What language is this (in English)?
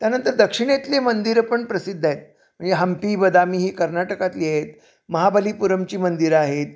Marathi